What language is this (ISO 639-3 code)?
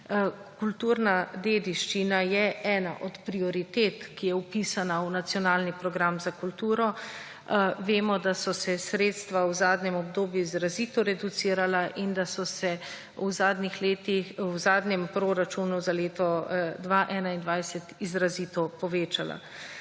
slv